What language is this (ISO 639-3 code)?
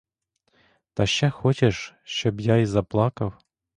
ukr